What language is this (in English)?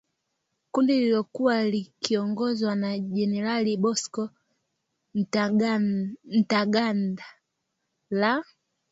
Swahili